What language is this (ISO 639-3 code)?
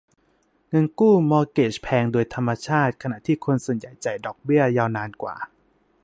tha